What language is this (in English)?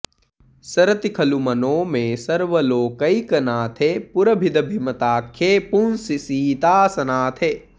Sanskrit